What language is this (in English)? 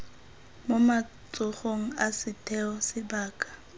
Tswana